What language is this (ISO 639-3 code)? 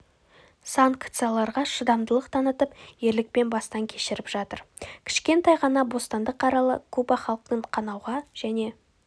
kaz